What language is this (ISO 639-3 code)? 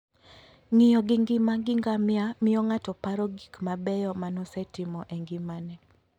luo